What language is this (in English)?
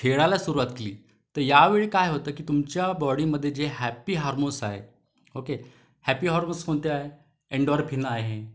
Marathi